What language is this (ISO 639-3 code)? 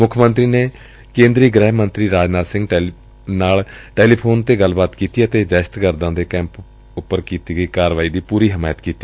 pan